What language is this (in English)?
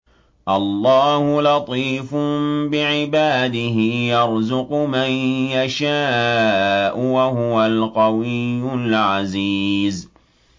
Arabic